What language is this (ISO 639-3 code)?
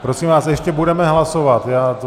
ces